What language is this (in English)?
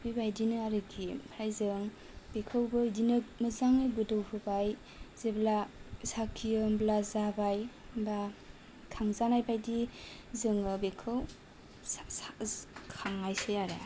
Bodo